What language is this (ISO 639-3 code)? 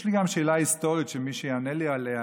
heb